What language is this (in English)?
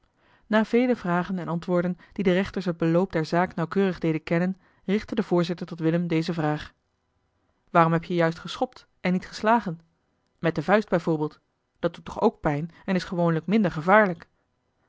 Dutch